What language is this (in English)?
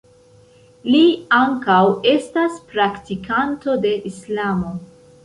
Esperanto